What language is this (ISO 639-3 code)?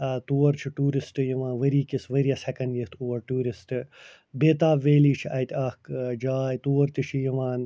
kas